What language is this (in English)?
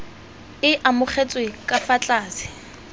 Tswana